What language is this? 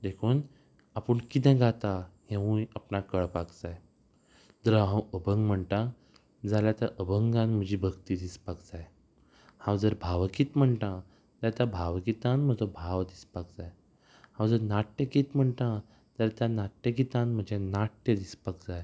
Konkani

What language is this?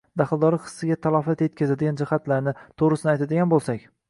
Uzbek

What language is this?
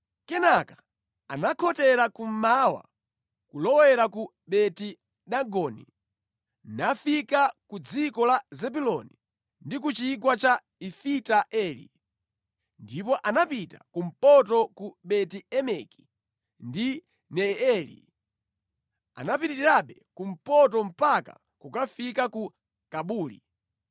Nyanja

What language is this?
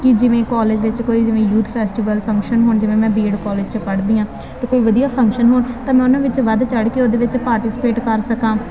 Punjabi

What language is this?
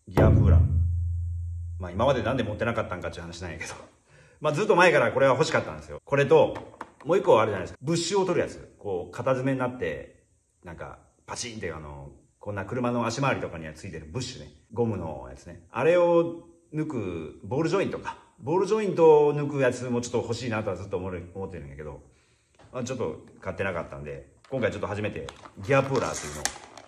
Japanese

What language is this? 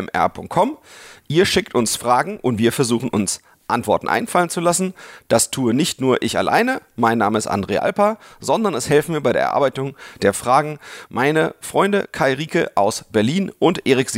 German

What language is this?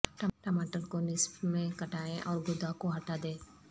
Urdu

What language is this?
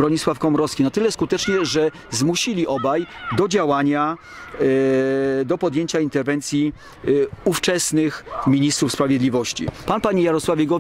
Polish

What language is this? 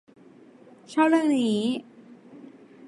Thai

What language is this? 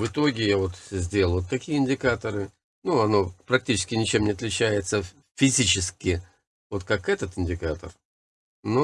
Russian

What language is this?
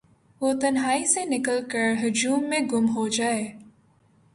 Urdu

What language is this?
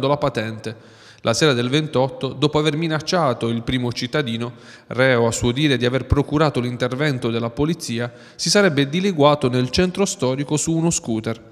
Italian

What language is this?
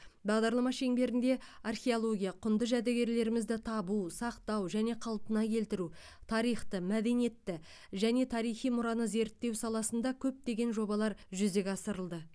Kazakh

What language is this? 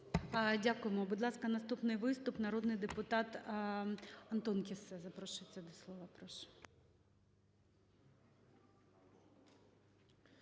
Ukrainian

